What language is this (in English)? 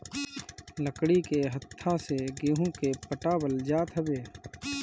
Bhojpuri